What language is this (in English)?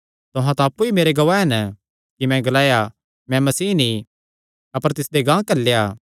Kangri